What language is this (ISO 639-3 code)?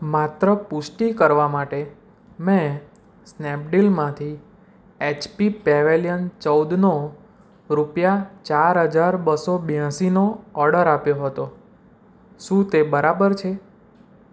guj